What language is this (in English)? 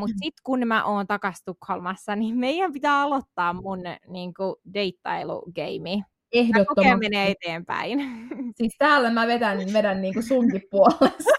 Finnish